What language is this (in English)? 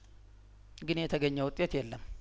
Amharic